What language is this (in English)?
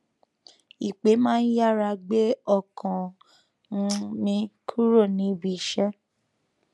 Yoruba